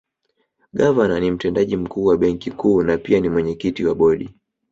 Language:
Swahili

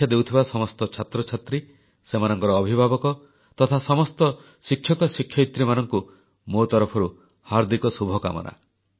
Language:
Odia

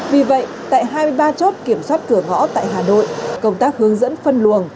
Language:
Vietnamese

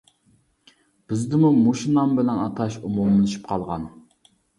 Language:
Uyghur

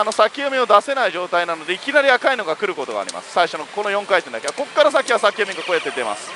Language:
Japanese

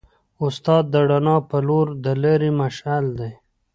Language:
Pashto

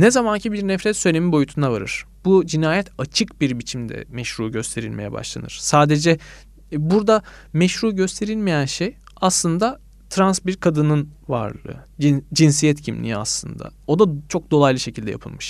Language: Turkish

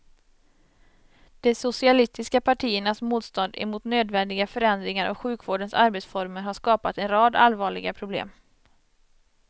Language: Swedish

